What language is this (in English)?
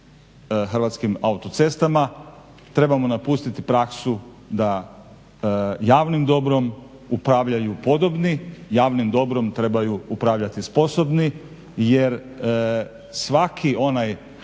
Croatian